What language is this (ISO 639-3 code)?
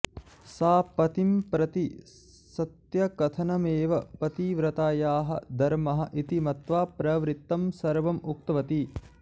san